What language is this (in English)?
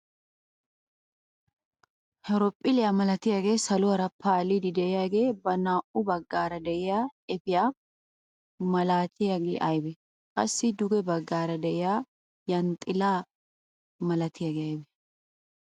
Wolaytta